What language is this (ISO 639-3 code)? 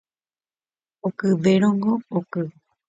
grn